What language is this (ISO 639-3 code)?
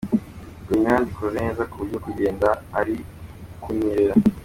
kin